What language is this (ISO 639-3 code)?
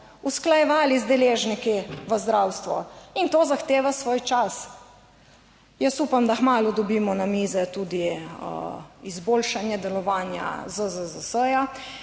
slv